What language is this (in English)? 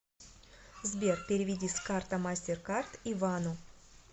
Russian